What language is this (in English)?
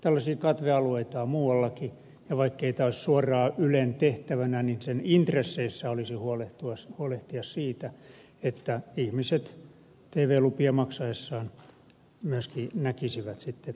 Finnish